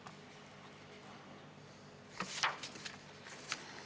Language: Estonian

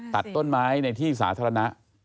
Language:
Thai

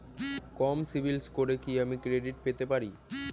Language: Bangla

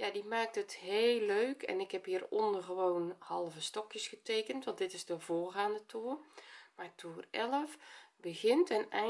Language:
Dutch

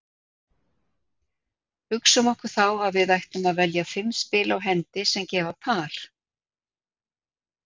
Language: Icelandic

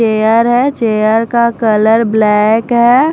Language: Hindi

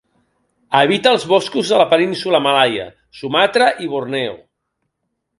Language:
Catalan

